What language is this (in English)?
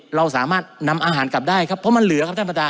Thai